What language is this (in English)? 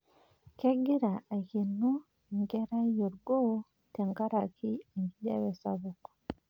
Masai